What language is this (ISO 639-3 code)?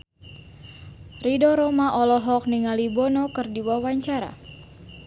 sun